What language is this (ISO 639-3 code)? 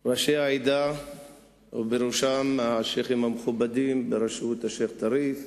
heb